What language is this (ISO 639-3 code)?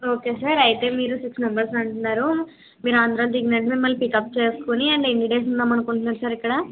tel